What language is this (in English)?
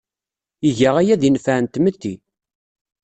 Kabyle